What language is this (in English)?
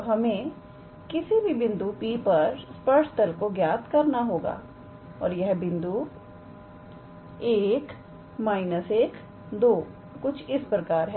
Hindi